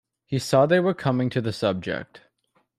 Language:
English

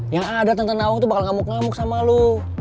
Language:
Indonesian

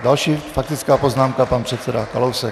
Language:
Czech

